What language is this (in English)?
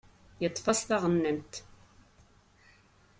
Kabyle